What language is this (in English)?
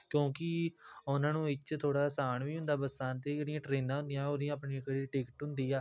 Punjabi